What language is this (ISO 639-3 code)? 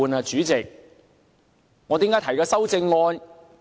yue